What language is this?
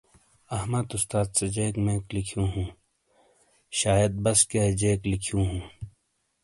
Shina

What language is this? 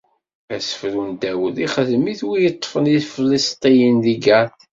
Kabyle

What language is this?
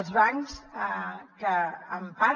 Catalan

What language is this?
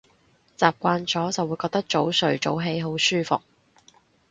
Cantonese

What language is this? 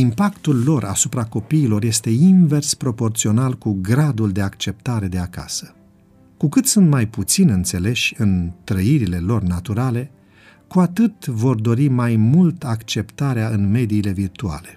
Romanian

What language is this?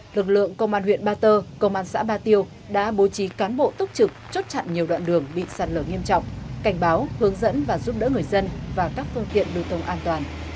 Vietnamese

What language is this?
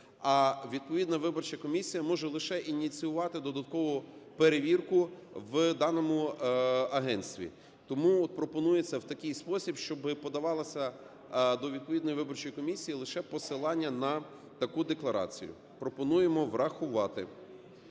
Ukrainian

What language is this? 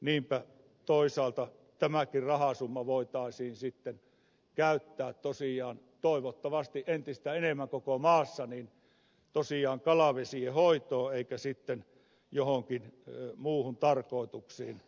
Finnish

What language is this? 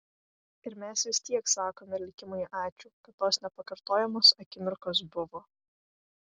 Lithuanian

